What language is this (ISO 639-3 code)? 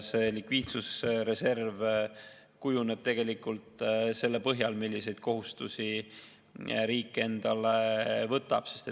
est